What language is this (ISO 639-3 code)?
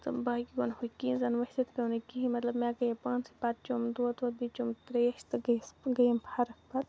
kas